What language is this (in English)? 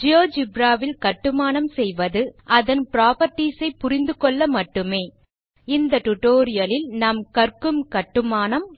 Tamil